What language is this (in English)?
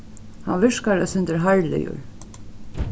Faroese